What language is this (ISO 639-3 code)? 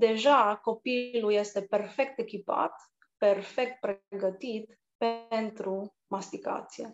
ron